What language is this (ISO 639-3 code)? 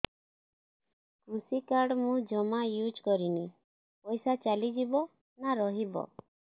ori